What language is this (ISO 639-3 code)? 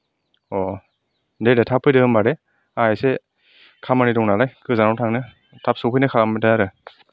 brx